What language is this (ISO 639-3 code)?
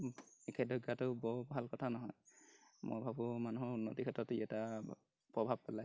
asm